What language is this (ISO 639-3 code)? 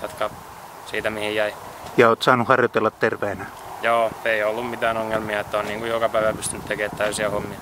fin